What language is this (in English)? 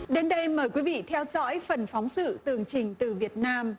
Vietnamese